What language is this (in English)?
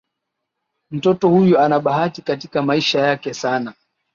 Swahili